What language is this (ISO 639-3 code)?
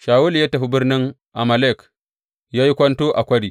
hau